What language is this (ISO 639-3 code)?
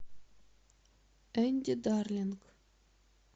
rus